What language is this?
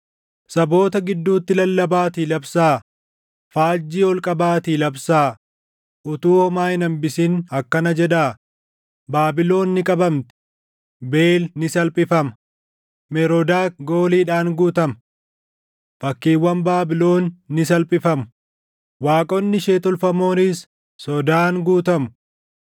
Oromo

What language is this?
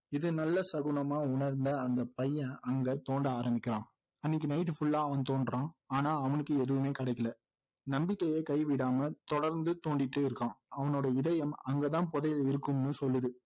Tamil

